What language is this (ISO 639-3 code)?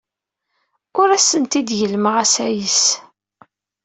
kab